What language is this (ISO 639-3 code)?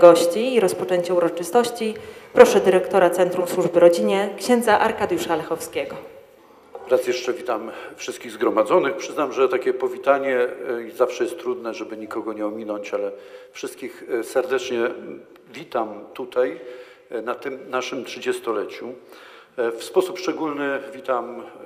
pol